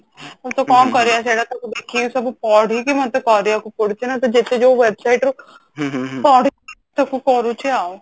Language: Odia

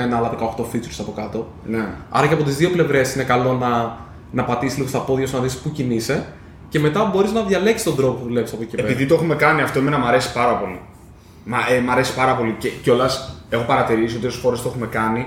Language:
Greek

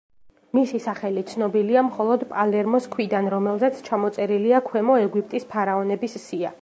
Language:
Georgian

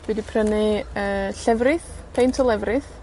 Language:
Welsh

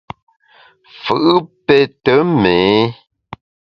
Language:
Bamun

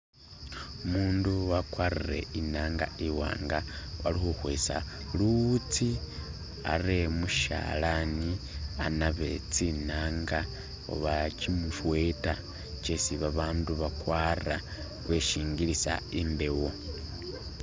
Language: Masaaba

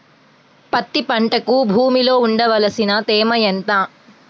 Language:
Telugu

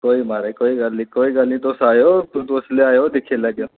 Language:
Dogri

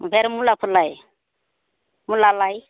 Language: Bodo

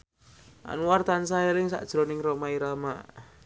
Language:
Javanese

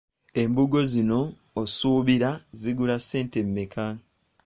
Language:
Ganda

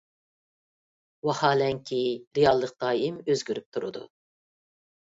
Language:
Uyghur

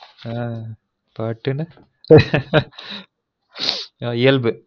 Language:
Tamil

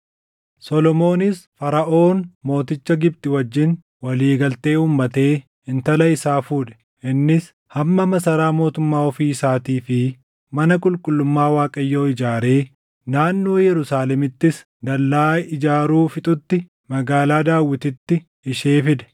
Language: Oromo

